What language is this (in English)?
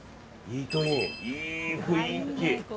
Japanese